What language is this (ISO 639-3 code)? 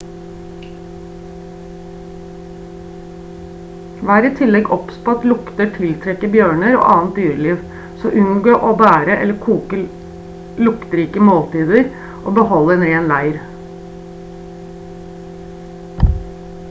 nob